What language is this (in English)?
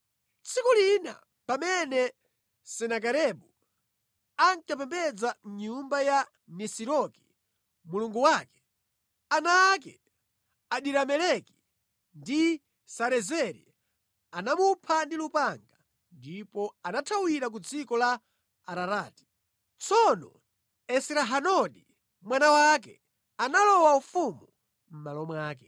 Nyanja